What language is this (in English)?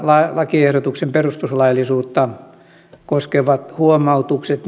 Finnish